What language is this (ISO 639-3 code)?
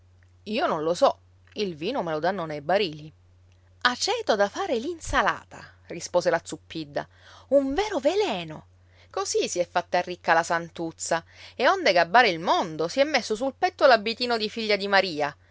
ita